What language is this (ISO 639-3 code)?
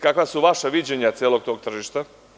srp